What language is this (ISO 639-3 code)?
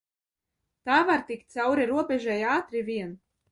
lav